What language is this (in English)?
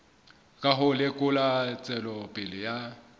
Southern Sotho